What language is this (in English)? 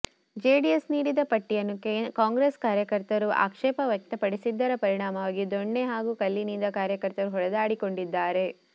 Kannada